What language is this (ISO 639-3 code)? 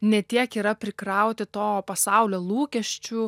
lit